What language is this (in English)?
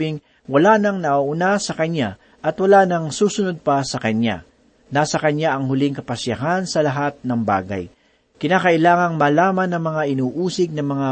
Filipino